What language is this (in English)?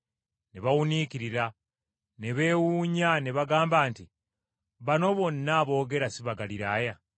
Ganda